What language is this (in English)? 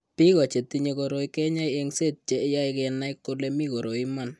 Kalenjin